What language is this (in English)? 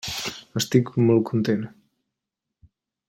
Catalan